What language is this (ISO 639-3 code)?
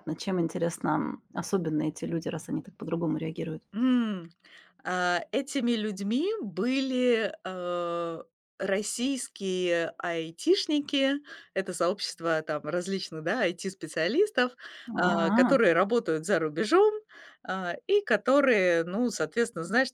rus